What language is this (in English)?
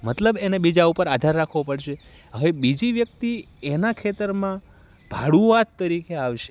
Gujarati